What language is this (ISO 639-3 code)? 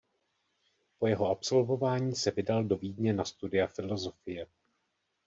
ces